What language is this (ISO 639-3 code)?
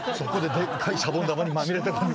jpn